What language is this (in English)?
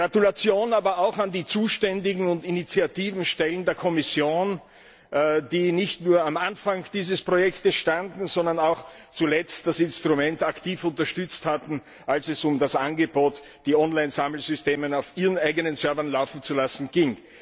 German